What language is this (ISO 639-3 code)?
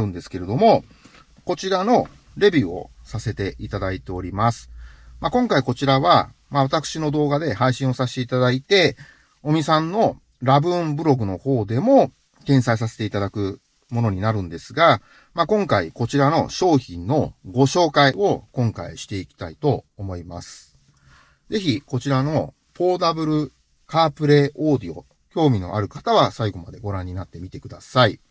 jpn